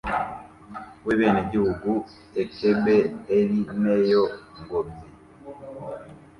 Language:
Kinyarwanda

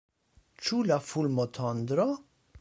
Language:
Esperanto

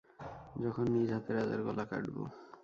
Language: Bangla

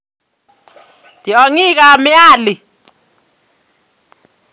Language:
Kalenjin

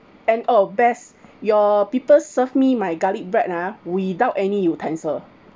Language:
English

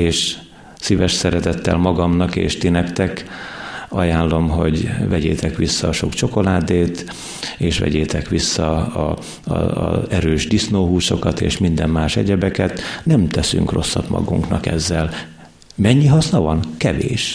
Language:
Hungarian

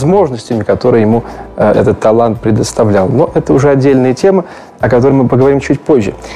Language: Russian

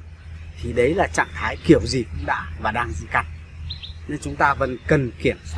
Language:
Vietnamese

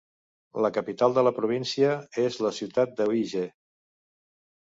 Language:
Catalan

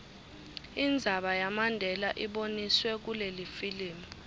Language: Swati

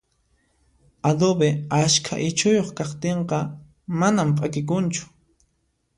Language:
Puno Quechua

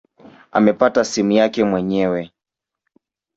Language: Swahili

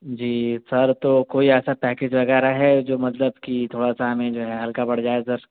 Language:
Urdu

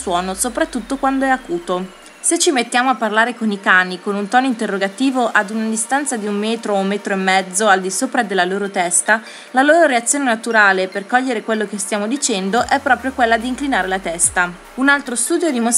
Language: Italian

